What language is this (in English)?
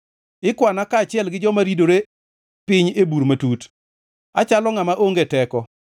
Luo (Kenya and Tanzania)